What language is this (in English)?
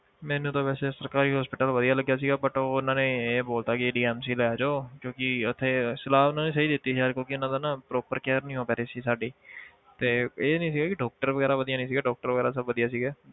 Punjabi